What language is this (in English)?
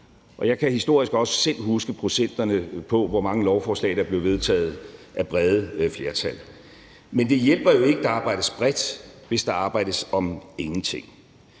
Danish